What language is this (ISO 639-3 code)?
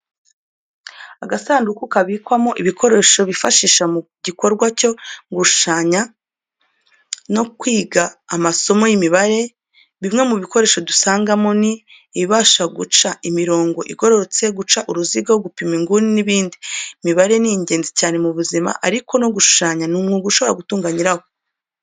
kin